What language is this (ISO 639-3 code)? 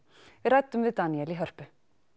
isl